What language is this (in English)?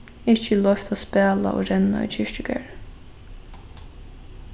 Faroese